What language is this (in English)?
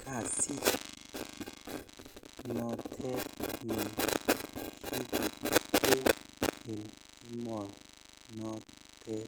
Kalenjin